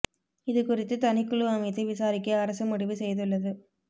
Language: Tamil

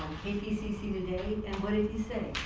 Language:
English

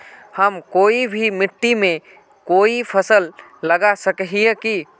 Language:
Magahi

